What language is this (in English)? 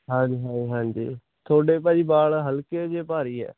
Punjabi